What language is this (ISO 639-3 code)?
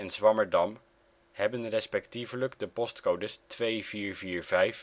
nld